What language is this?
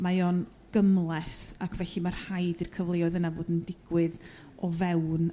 Welsh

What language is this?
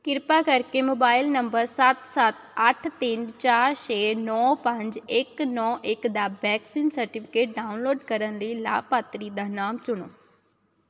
Punjabi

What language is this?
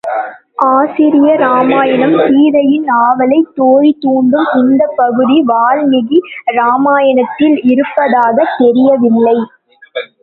Tamil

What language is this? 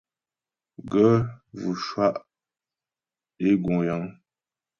Ghomala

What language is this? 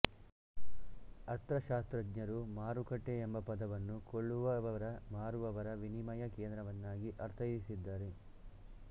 Kannada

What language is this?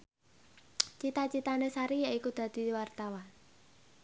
Javanese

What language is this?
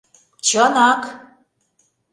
Mari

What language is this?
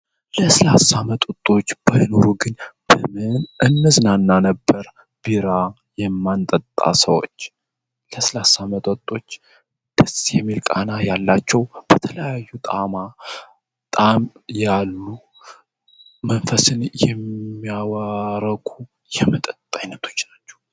Amharic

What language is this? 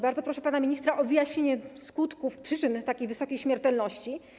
Polish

